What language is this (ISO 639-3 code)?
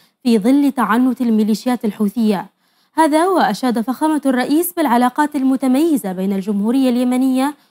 ara